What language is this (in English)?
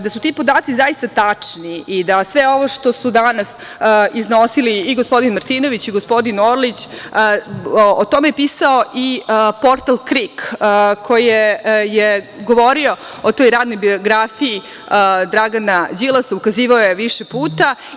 Serbian